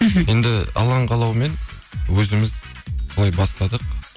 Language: Kazakh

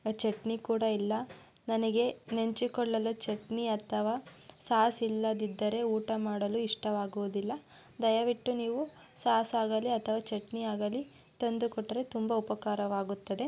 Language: Kannada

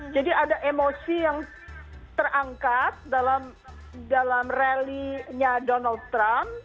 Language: Indonesian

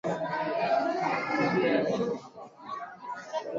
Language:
Swahili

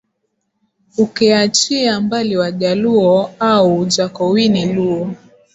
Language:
Swahili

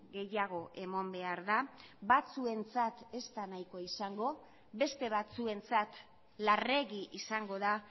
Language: Basque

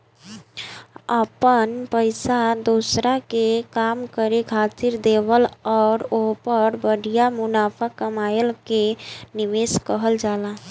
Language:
Bhojpuri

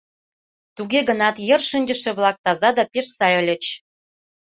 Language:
Mari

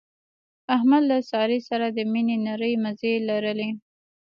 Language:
Pashto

